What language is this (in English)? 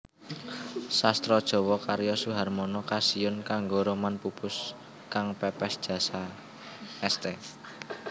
Javanese